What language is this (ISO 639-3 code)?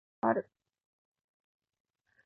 jpn